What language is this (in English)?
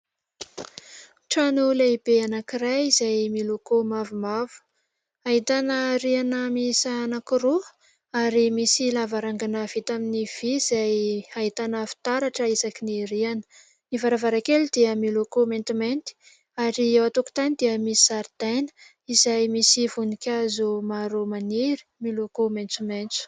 Malagasy